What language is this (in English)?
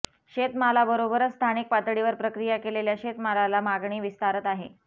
Marathi